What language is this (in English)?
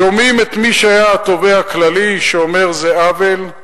Hebrew